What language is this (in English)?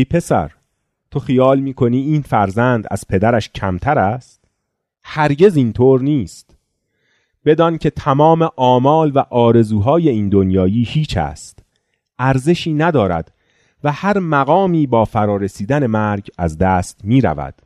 Persian